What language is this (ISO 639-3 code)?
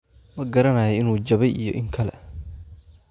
som